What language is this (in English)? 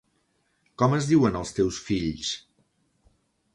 Catalan